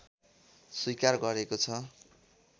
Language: Nepali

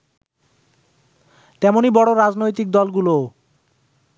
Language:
Bangla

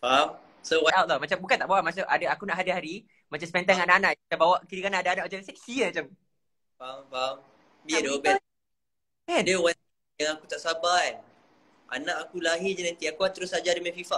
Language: Malay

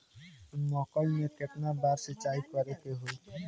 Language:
Bhojpuri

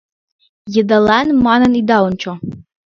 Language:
Mari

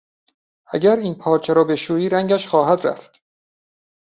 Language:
Persian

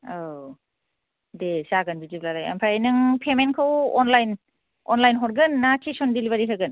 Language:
Bodo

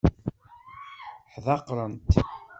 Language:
Kabyle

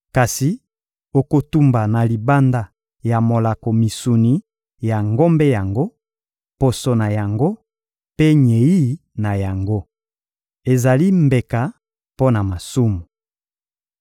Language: Lingala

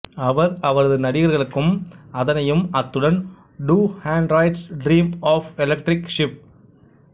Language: Tamil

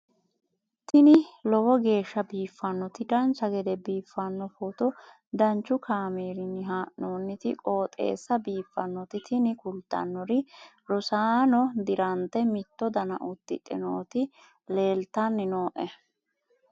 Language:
Sidamo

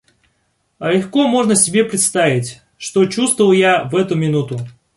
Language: Russian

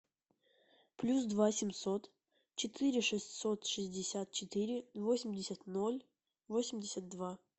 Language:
Russian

